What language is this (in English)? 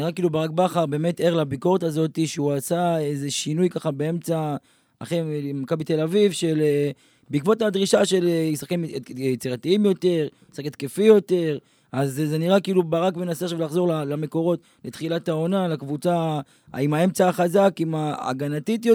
Hebrew